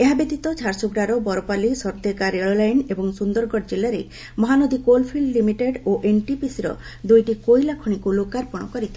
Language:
Odia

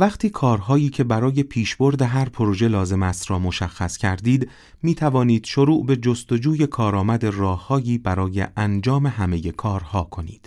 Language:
Persian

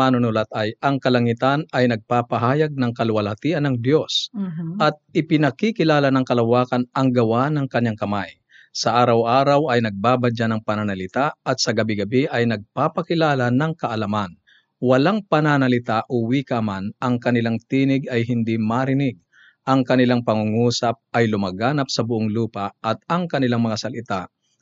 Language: Filipino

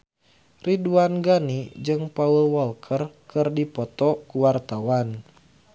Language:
Sundanese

